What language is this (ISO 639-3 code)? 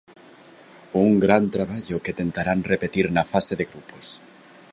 glg